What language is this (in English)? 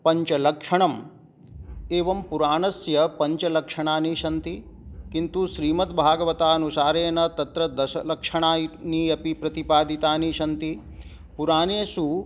Sanskrit